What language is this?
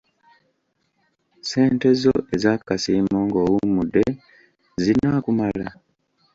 Ganda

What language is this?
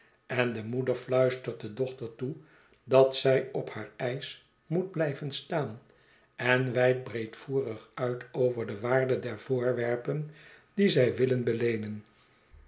Dutch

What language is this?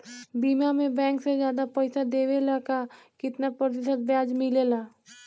Bhojpuri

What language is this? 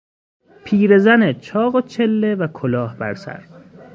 Persian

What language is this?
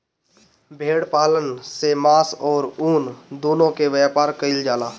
Bhojpuri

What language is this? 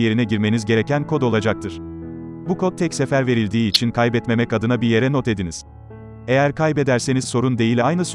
Turkish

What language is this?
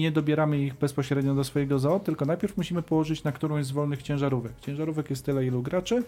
Polish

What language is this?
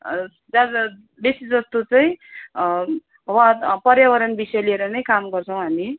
Nepali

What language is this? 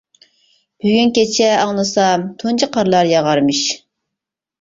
Uyghur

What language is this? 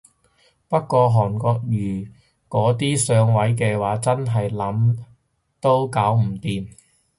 Cantonese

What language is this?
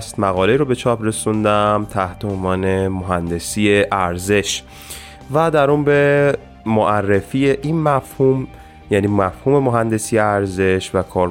Persian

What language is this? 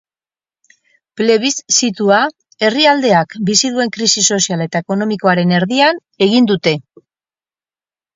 Basque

